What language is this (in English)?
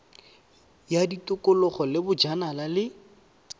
Tswana